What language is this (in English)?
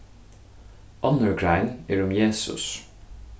Faroese